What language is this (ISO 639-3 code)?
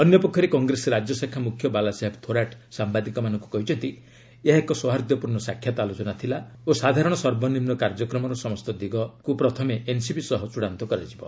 ori